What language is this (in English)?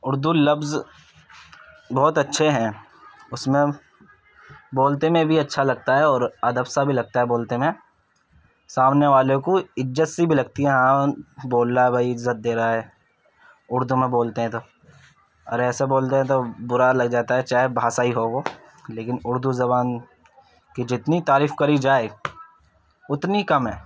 Urdu